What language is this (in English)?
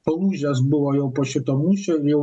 Lithuanian